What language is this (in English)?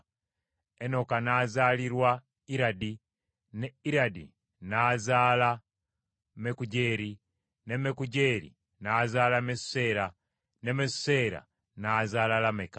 Ganda